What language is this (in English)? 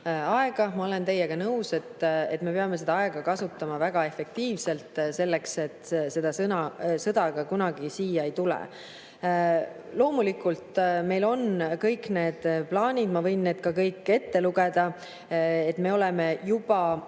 Estonian